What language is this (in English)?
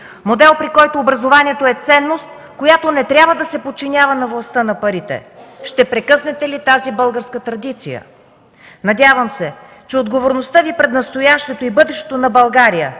Bulgarian